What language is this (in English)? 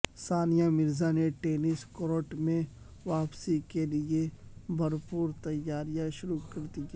Urdu